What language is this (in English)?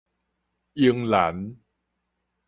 Min Nan Chinese